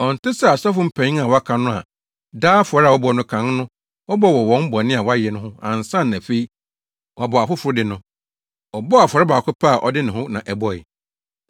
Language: Akan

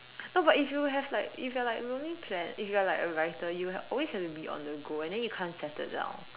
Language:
English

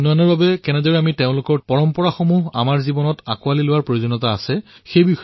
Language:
Assamese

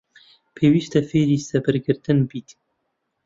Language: Central Kurdish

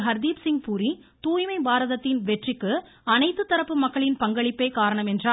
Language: Tamil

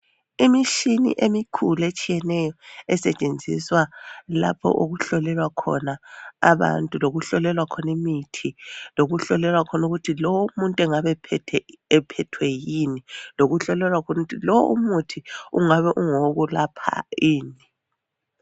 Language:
North Ndebele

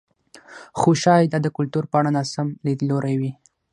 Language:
Pashto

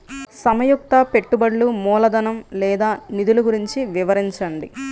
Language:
Telugu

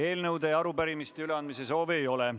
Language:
Estonian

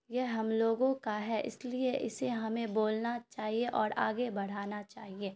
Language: Urdu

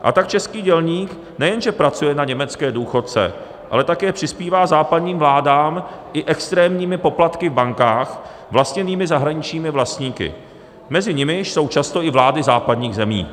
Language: Czech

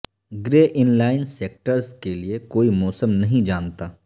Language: Urdu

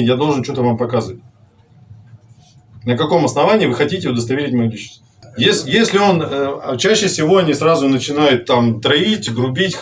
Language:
Russian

